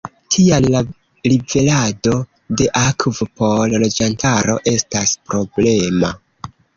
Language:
Esperanto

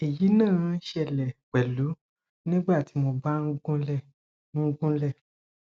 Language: Yoruba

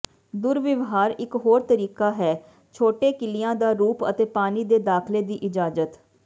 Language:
Punjabi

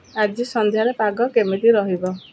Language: Odia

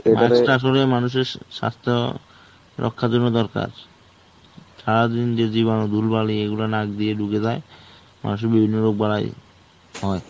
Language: Bangla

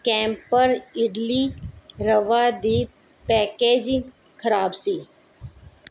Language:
Punjabi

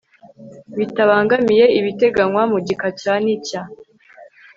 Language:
Kinyarwanda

